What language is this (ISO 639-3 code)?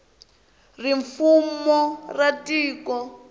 tso